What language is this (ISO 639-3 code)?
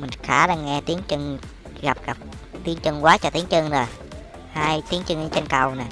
vie